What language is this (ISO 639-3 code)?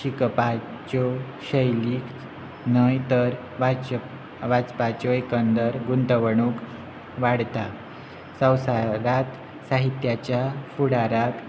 kok